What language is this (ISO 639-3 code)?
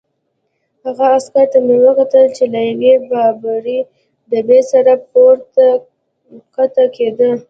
pus